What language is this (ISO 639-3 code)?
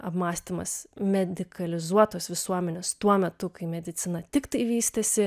lit